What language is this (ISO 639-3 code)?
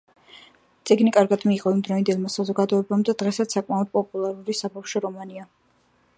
kat